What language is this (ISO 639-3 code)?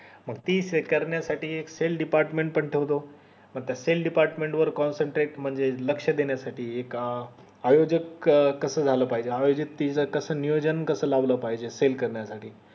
mar